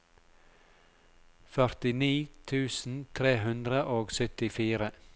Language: Norwegian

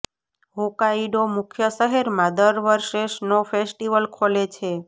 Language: Gujarati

